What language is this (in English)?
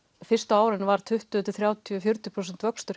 Icelandic